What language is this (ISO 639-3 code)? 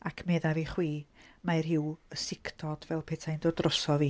cym